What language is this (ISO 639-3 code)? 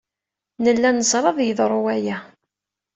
kab